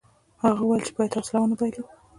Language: Pashto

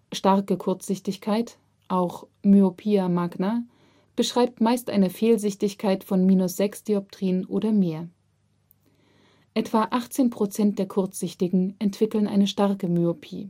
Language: German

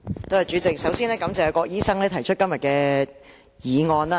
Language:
Cantonese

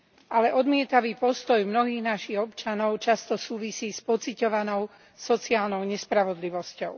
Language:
Slovak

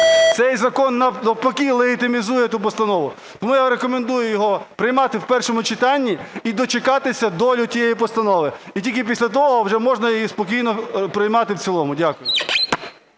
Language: Ukrainian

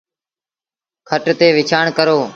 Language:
Sindhi Bhil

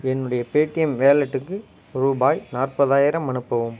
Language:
Tamil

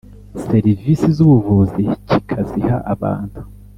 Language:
Kinyarwanda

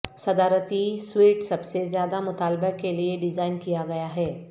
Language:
Urdu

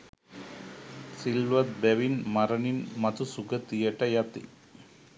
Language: Sinhala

